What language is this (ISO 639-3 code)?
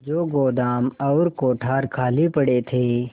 hin